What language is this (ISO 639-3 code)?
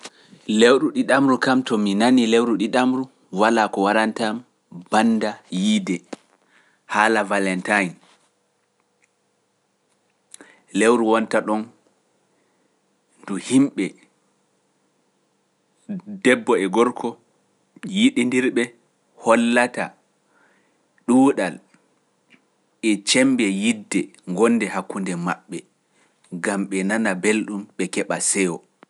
fuf